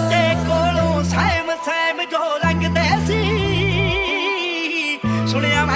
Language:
Arabic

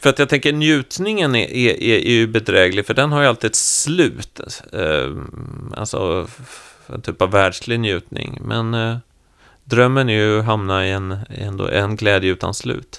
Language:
Swedish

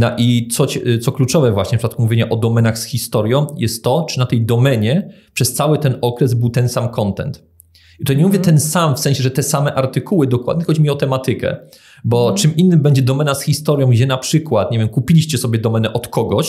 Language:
Polish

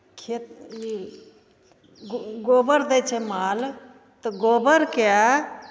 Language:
Maithili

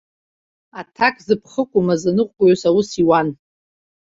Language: Abkhazian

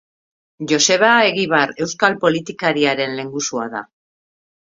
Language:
Basque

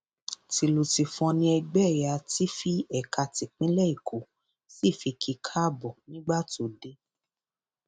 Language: Yoruba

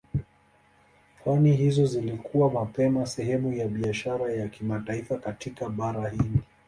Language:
Swahili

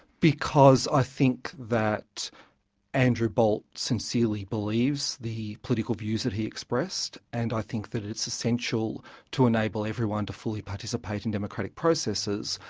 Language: English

